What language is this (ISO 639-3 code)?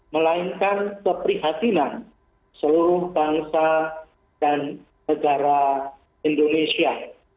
ind